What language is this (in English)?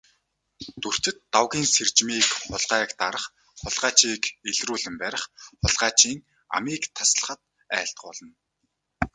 Mongolian